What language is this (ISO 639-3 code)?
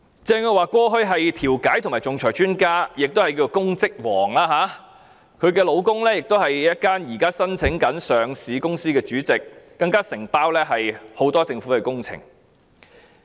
yue